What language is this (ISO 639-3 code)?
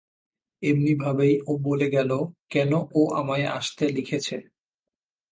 ben